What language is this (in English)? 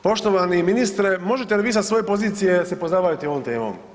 Croatian